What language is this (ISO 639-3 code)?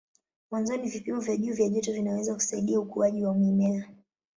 swa